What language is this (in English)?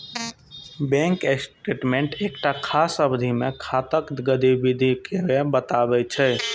Maithili